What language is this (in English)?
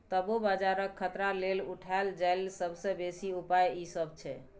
Maithili